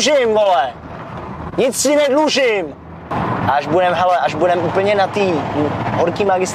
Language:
Czech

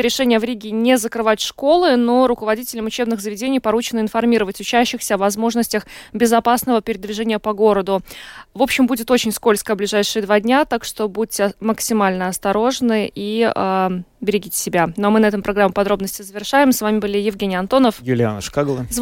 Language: Russian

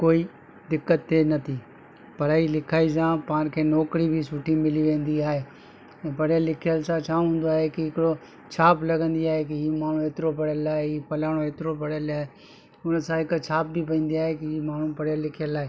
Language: Sindhi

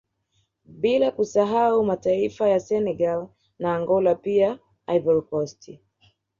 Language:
Swahili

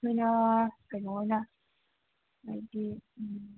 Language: Manipuri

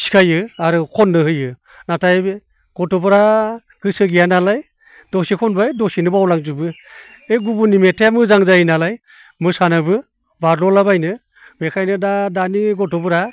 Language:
Bodo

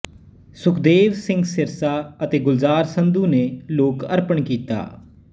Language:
Punjabi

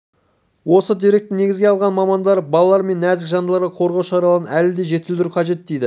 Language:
Kazakh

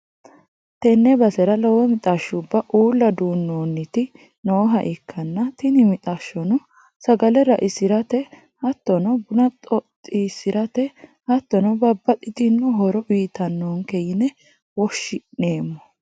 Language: Sidamo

